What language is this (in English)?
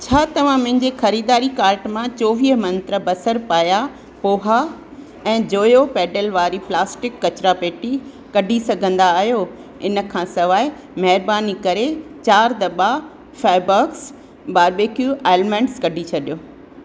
Sindhi